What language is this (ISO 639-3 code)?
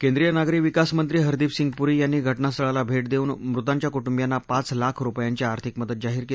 mar